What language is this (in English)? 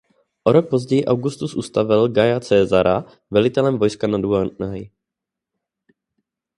Czech